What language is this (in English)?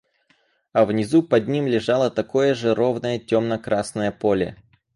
Russian